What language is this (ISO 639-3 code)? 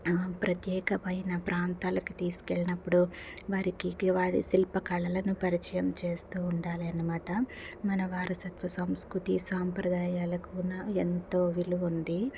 tel